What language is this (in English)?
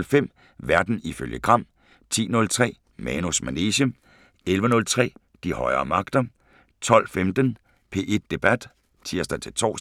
Danish